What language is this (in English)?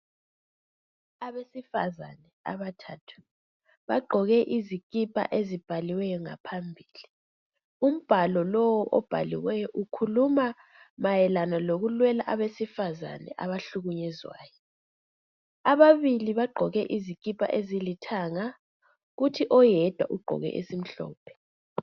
North Ndebele